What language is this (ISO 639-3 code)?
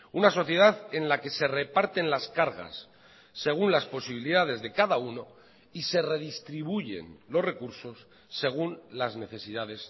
spa